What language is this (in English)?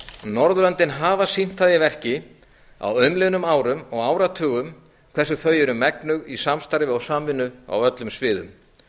Icelandic